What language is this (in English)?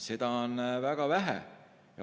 Estonian